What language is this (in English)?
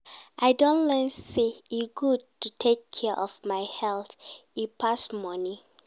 Nigerian Pidgin